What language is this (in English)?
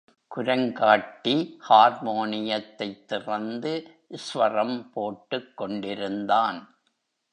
Tamil